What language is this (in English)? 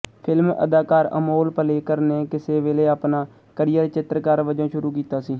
Punjabi